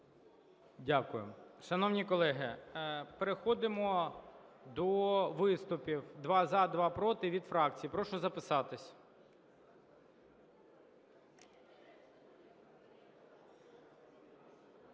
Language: Ukrainian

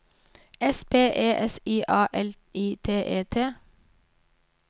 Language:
Norwegian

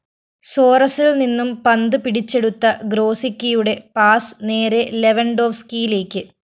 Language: Malayalam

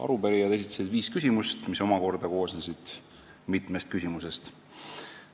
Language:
Estonian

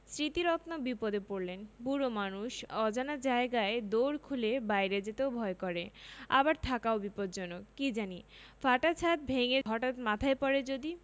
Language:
Bangla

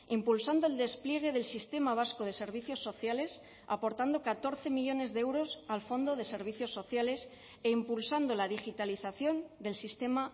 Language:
Spanish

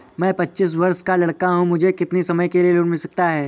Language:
Hindi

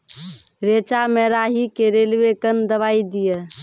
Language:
Maithili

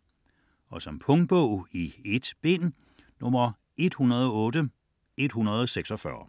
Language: Danish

